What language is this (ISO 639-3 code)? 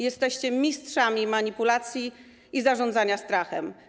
pol